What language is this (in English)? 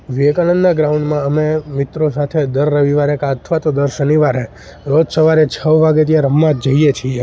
Gujarati